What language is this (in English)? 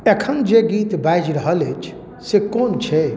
Maithili